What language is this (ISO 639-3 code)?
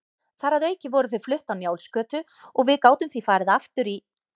isl